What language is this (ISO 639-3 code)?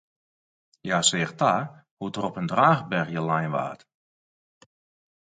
fry